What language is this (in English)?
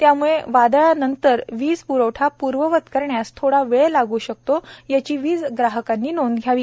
Marathi